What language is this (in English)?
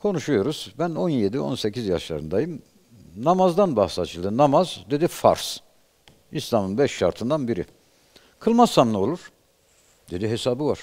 Turkish